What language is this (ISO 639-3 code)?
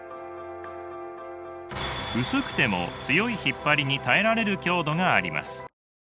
jpn